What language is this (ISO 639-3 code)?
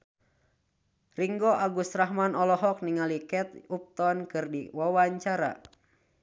sun